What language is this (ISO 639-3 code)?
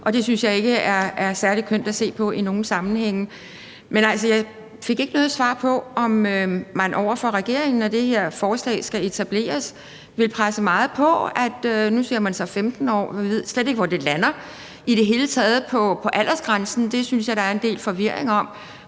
dan